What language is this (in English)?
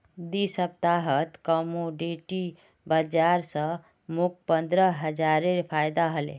Magahi